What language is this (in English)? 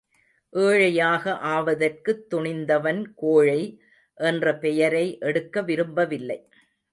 Tamil